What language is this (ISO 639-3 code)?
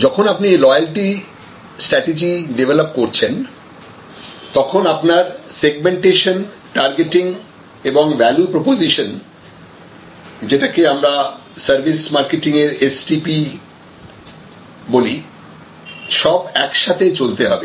ben